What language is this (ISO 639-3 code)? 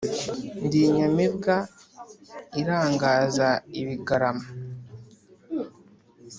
kin